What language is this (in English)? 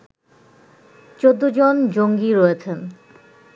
Bangla